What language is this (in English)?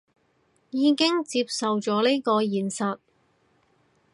Cantonese